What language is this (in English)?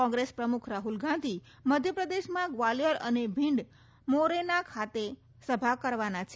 Gujarati